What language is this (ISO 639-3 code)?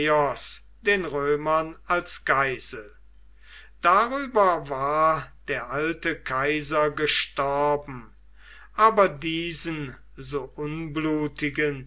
deu